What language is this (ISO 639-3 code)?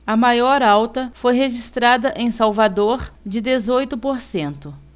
por